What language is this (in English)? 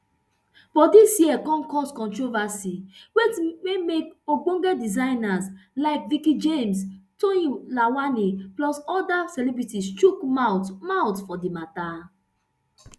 Nigerian Pidgin